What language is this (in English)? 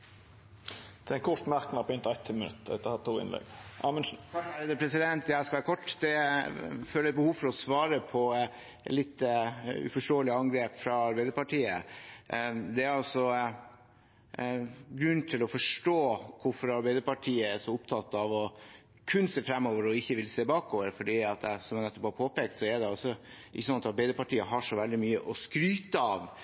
Norwegian